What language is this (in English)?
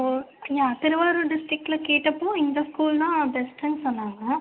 Tamil